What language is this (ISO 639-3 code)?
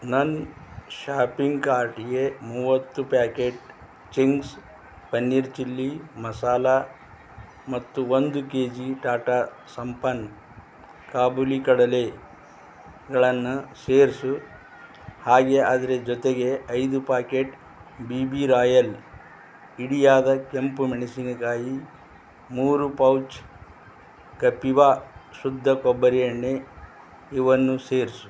kan